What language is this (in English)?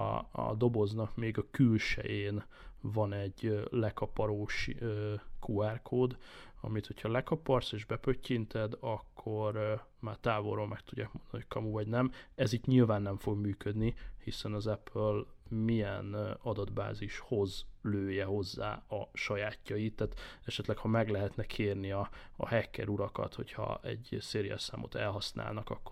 Hungarian